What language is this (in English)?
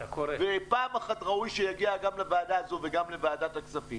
Hebrew